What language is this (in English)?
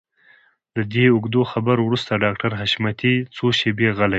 Pashto